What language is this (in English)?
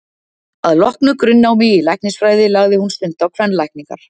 Icelandic